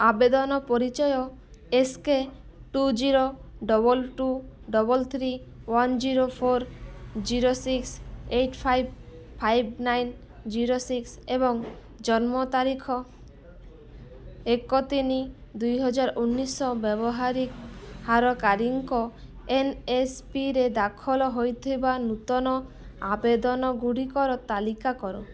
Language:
Odia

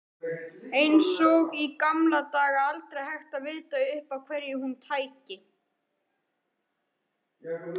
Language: Icelandic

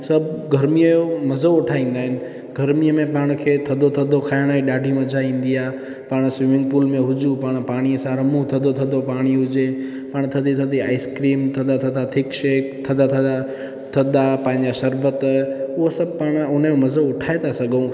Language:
Sindhi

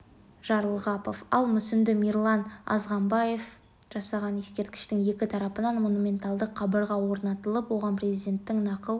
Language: Kazakh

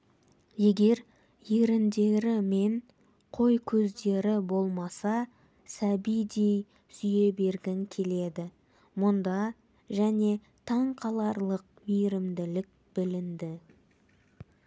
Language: Kazakh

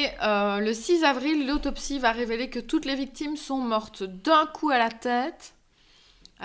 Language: French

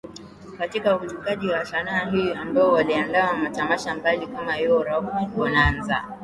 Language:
Swahili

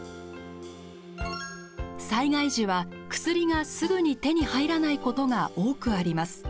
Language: Japanese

